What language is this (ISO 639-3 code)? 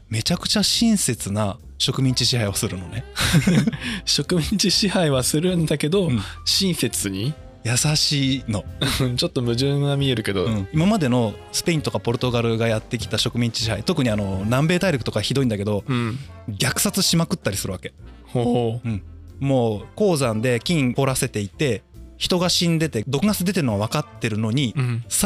jpn